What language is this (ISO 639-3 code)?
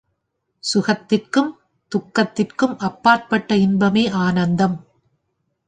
tam